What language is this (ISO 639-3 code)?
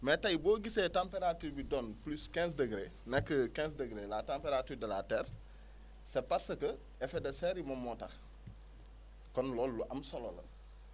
wol